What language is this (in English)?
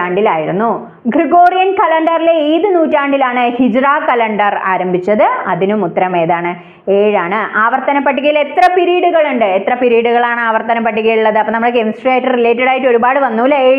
Malayalam